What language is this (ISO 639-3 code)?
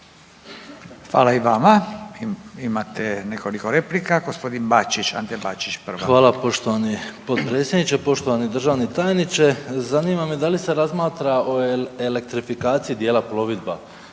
hrv